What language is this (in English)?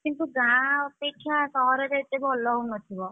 Odia